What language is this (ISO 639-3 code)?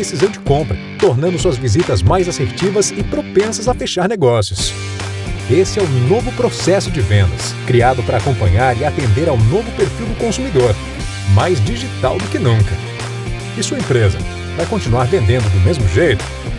por